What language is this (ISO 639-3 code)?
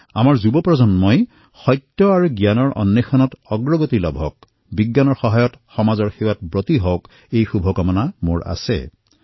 asm